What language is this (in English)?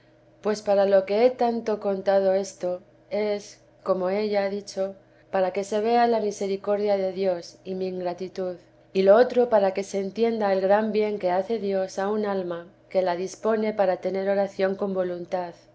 Spanish